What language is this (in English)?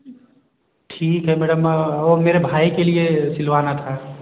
Hindi